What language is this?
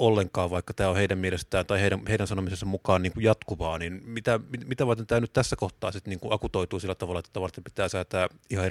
Finnish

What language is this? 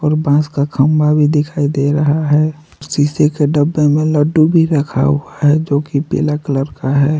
Hindi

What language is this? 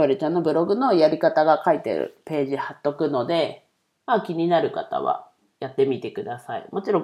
Japanese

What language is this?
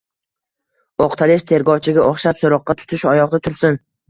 Uzbek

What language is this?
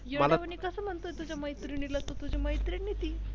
Marathi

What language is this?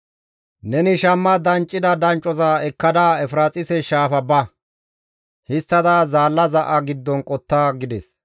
Gamo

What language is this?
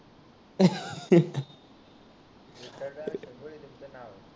Marathi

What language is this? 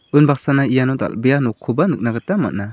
Garo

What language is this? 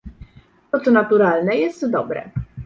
Polish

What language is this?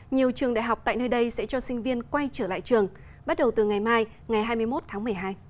Vietnamese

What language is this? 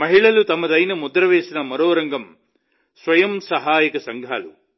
Telugu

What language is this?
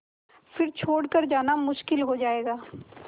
Hindi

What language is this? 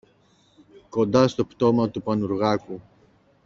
Greek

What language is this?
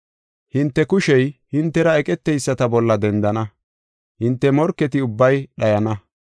Gofa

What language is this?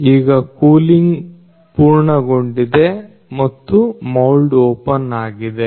Kannada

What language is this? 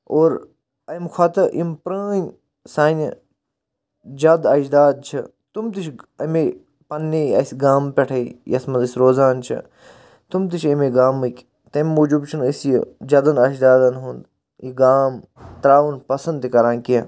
Kashmiri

